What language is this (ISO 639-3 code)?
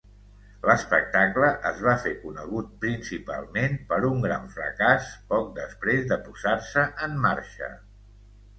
cat